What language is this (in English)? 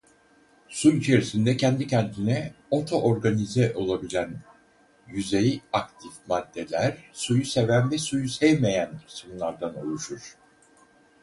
Turkish